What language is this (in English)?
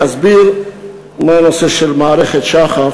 Hebrew